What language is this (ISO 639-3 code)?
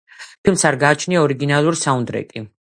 kat